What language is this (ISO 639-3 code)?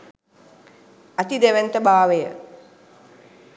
sin